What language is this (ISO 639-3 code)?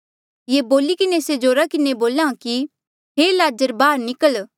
mjl